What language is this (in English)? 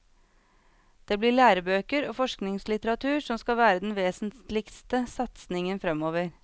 Norwegian